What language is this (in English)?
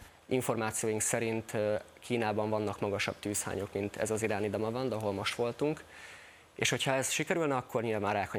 Hungarian